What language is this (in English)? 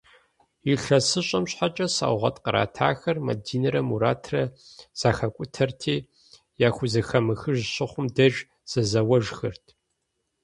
Kabardian